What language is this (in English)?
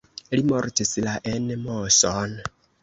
Esperanto